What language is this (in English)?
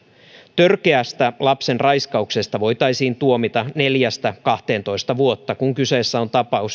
Finnish